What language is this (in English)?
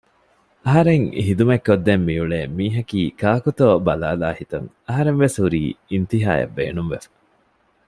Divehi